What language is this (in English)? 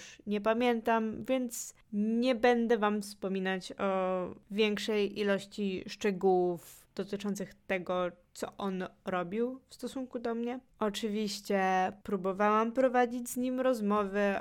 Polish